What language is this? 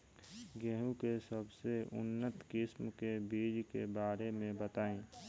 Bhojpuri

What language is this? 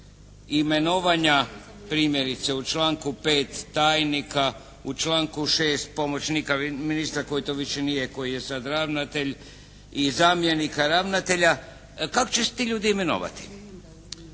Croatian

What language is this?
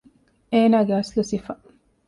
Divehi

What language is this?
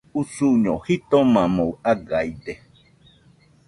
Nüpode Huitoto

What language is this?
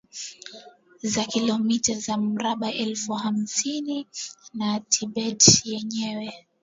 Swahili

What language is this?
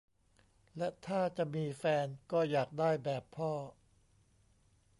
Thai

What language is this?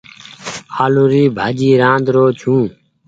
Goaria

